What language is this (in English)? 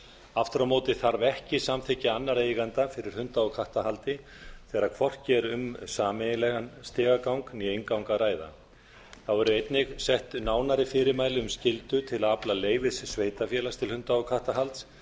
Icelandic